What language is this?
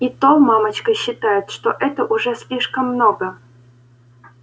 Russian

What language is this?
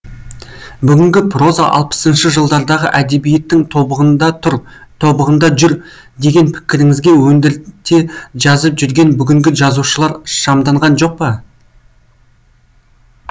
Kazakh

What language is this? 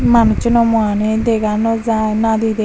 Chakma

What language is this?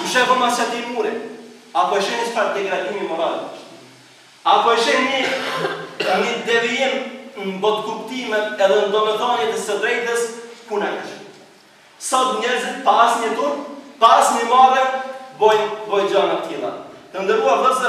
Romanian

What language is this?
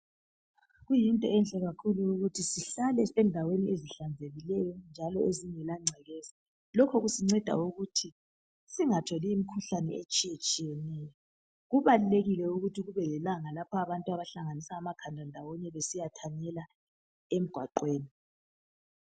North Ndebele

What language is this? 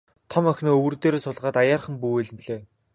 Mongolian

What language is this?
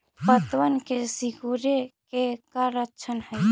Magahi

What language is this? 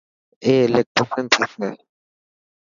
Dhatki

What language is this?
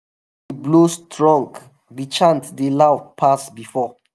Nigerian Pidgin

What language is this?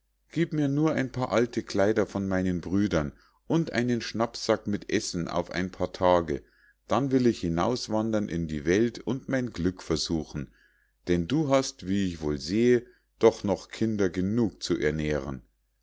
German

